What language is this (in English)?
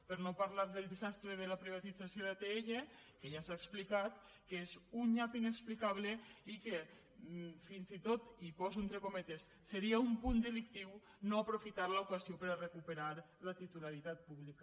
Catalan